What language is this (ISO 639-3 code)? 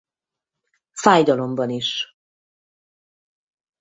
hun